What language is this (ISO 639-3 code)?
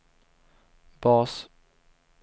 swe